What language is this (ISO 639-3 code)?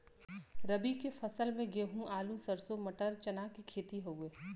bho